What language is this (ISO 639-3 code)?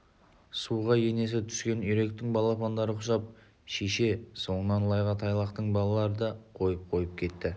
kaz